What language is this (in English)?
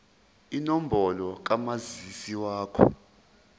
Zulu